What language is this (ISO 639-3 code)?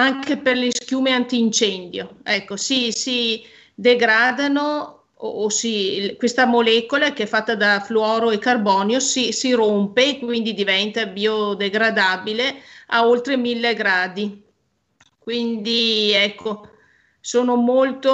ita